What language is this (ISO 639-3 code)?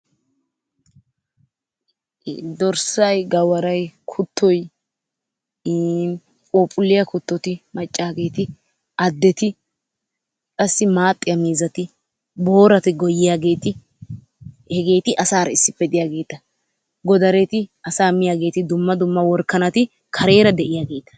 wal